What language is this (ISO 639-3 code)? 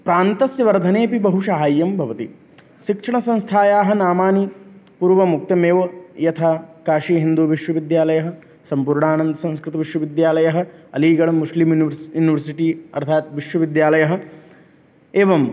san